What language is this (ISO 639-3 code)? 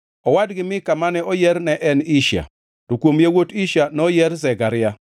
luo